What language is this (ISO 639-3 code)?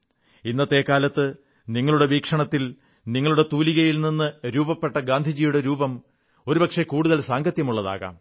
mal